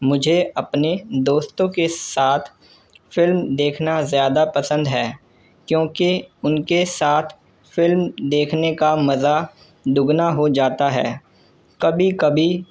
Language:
Urdu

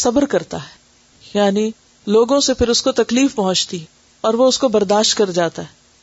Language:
Urdu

